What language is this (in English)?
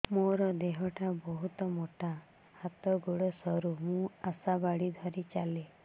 Odia